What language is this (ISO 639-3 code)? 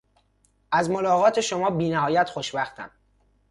fas